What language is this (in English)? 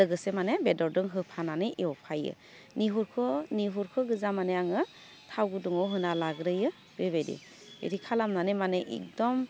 Bodo